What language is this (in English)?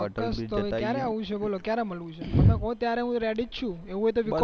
Gujarati